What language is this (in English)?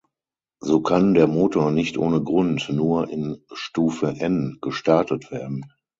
German